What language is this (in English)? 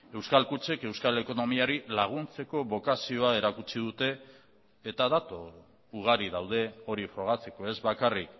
Basque